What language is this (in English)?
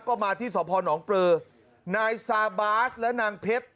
Thai